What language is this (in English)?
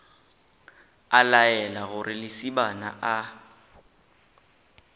Northern Sotho